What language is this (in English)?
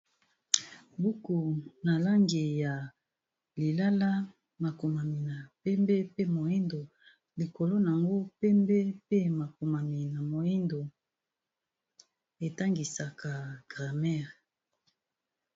Lingala